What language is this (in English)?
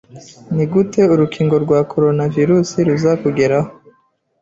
Kinyarwanda